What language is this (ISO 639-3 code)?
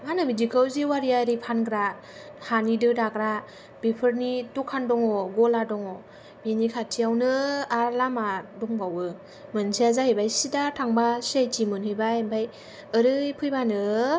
brx